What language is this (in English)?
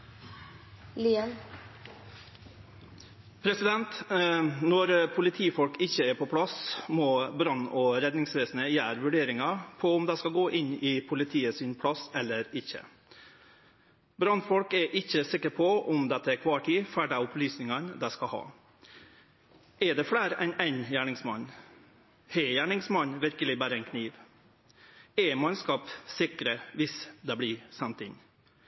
Norwegian Nynorsk